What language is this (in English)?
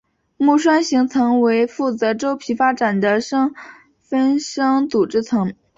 Chinese